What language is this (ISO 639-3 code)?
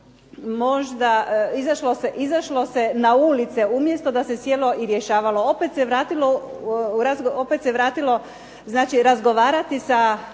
hrv